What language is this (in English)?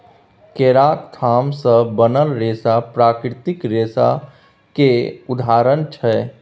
Maithili